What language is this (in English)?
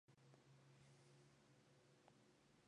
Spanish